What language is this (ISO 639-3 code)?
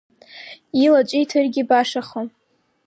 abk